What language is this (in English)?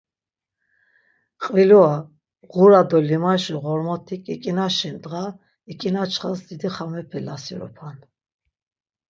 Laz